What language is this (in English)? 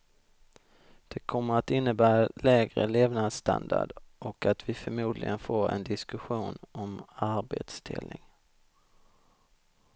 Swedish